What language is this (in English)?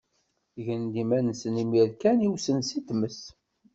Kabyle